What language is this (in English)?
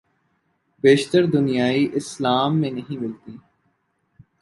Urdu